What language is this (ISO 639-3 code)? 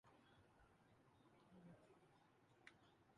urd